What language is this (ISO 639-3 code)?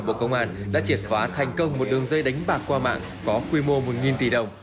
vie